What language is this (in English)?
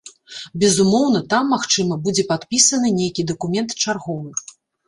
Belarusian